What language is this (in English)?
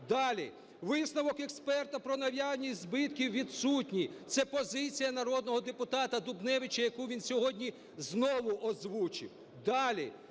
Ukrainian